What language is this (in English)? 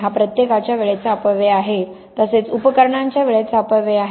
Marathi